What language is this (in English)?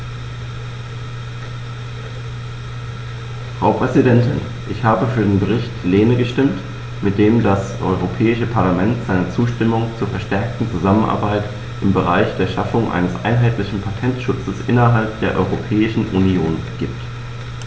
German